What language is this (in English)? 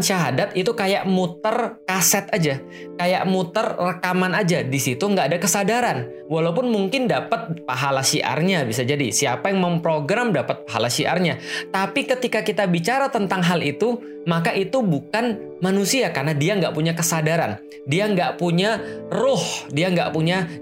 Indonesian